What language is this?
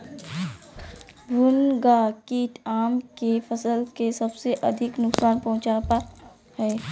Magahi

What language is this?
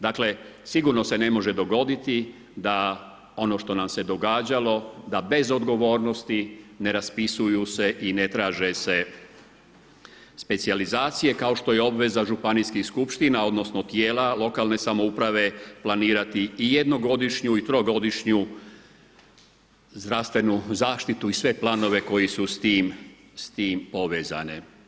Croatian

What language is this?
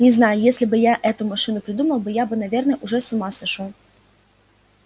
Russian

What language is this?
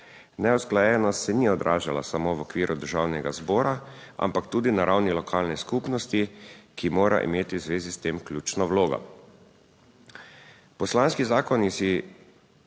Slovenian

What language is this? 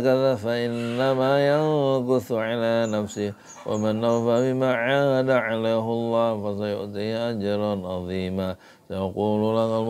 Arabic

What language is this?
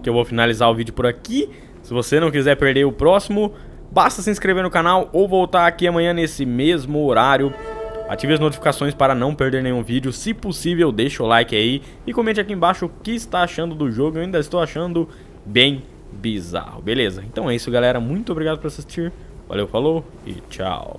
Portuguese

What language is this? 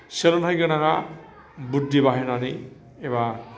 Bodo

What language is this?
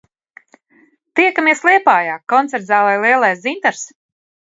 Latvian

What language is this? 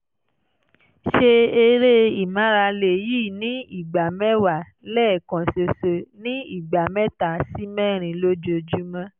Yoruba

